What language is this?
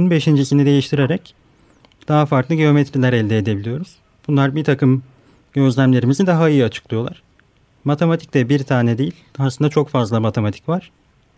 Turkish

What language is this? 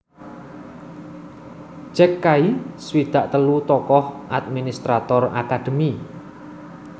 Javanese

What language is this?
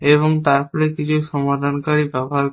Bangla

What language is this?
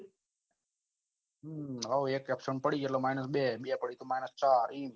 Gujarati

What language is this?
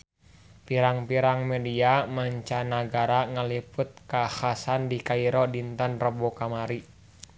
Sundanese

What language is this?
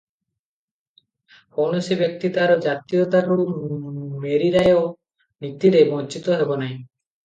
Odia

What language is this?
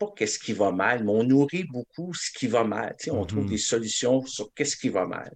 French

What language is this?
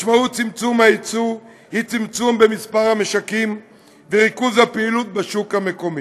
Hebrew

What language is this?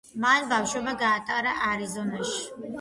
Georgian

